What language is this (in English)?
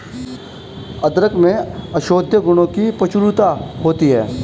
Hindi